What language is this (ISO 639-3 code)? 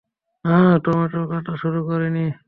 ben